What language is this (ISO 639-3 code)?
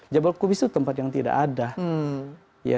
ind